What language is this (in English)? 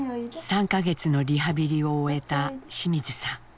Japanese